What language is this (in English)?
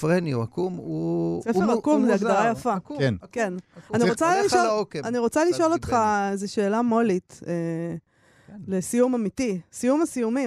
Hebrew